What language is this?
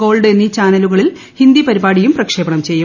Malayalam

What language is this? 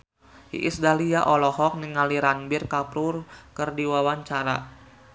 Sundanese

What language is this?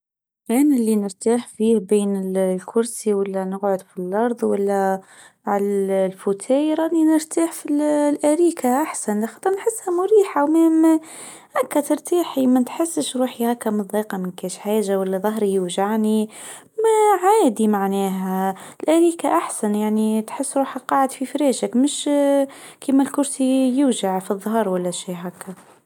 Tunisian Arabic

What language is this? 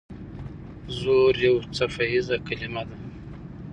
Pashto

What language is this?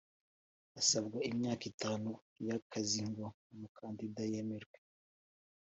Kinyarwanda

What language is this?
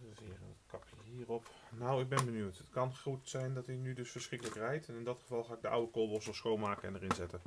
Dutch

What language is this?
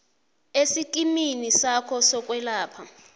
South Ndebele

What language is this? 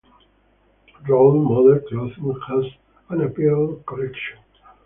English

